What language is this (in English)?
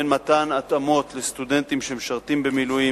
Hebrew